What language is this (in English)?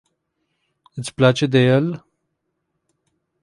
Romanian